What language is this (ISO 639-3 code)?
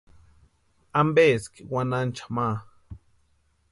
pua